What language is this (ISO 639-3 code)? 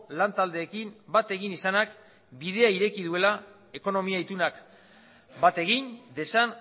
eus